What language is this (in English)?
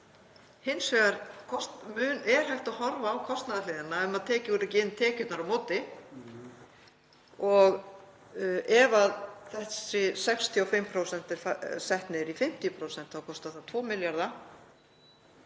Icelandic